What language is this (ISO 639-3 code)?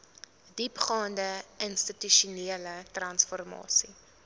afr